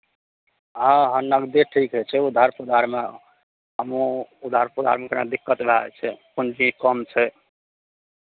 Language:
Maithili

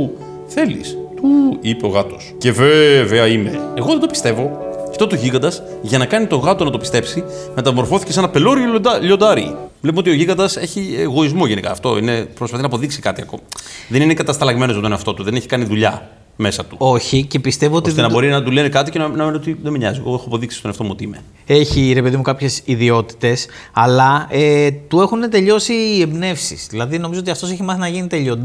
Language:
Greek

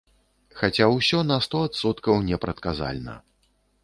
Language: Belarusian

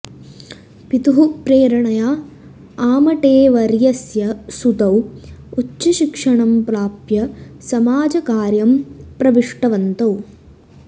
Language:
Sanskrit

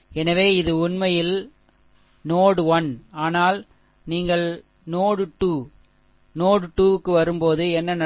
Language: Tamil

